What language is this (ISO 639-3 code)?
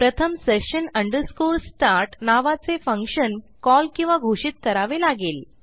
mar